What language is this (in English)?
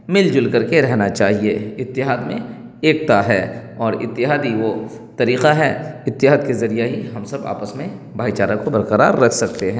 Urdu